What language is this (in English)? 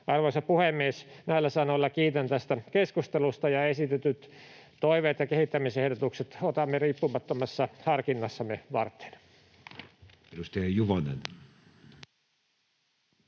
Finnish